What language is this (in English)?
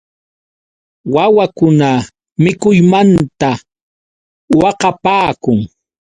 Yauyos Quechua